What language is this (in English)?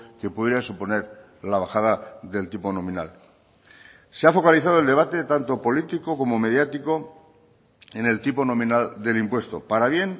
Spanish